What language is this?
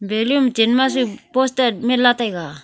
Wancho Naga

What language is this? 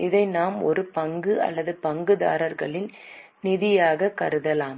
Tamil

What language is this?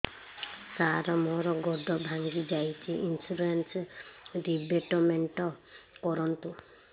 Odia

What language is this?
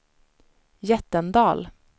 Swedish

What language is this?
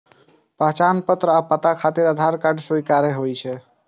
Maithili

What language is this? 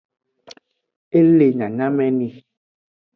Aja (Benin)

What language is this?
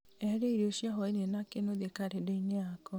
Kikuyu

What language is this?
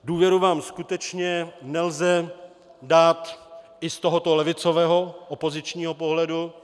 Czech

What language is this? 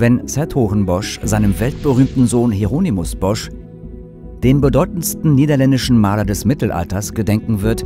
German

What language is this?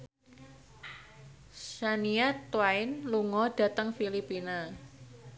Javanese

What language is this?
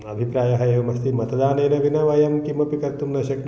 Sanskrit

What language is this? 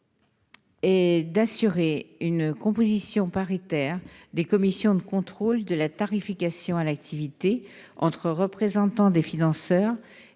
French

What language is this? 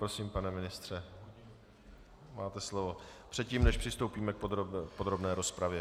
Czech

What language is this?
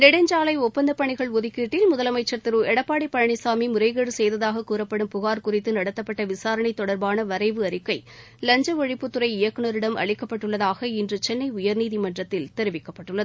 Tamil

